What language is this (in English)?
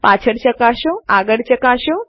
Gujarati